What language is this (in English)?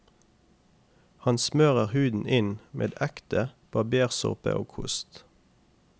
Norwegian